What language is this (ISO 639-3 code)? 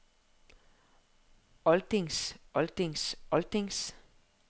dan